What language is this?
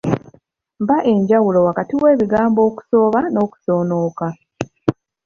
Ganda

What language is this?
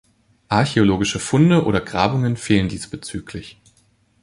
German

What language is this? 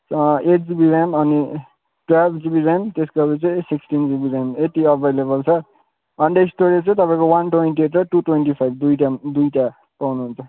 Nepali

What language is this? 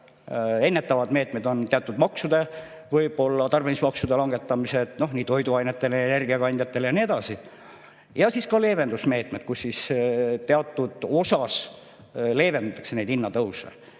Estonian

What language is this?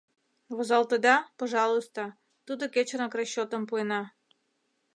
Mari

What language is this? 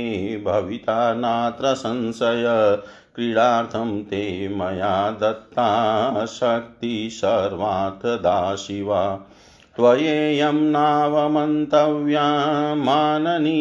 Hindi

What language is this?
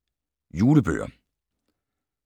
Danish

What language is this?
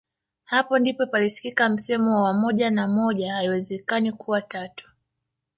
Swahili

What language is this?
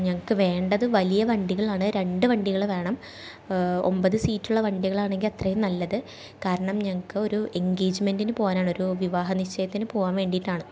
Malayalam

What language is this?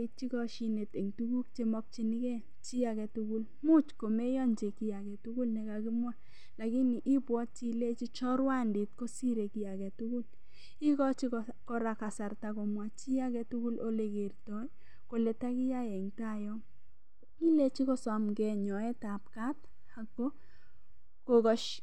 Kalenjin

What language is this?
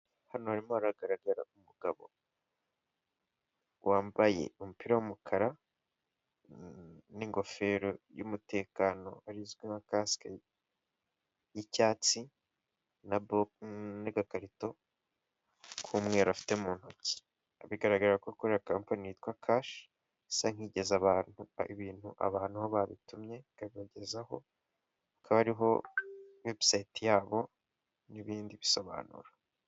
Kinyarwanda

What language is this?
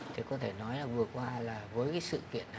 Vietnamese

